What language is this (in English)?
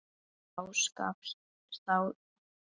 Icelandic